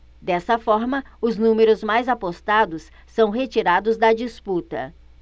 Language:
Portuguese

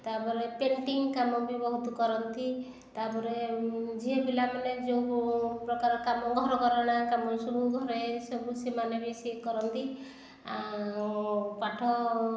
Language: Odia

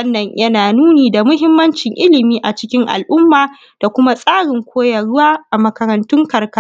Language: Hausa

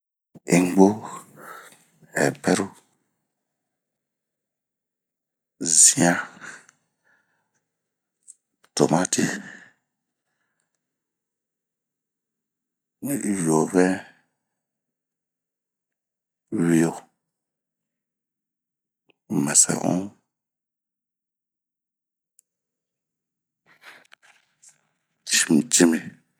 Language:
Bomu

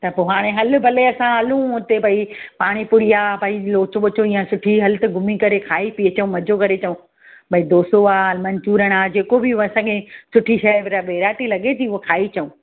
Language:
Sindhi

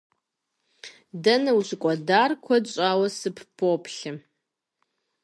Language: Kabardian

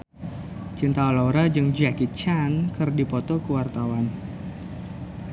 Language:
Sundanese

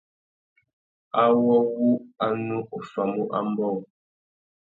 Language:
Tuki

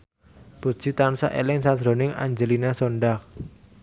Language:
Javanese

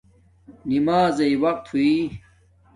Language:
Domaaki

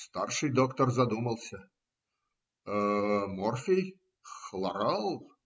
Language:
Russian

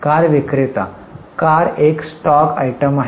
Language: Marathi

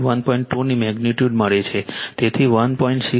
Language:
Gujarati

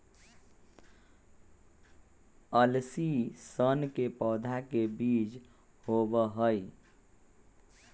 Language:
Magahi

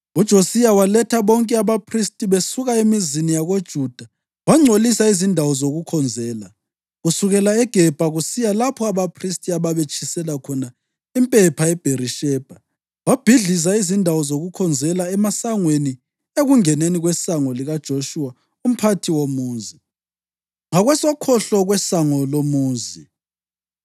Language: North Ndebele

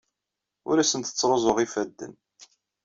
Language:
Kabyle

